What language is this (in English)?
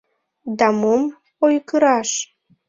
Mari